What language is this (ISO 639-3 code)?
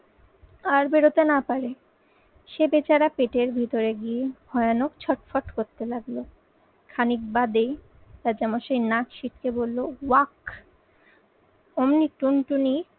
ben